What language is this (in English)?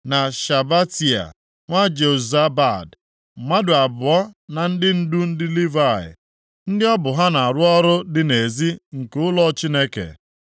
Igbo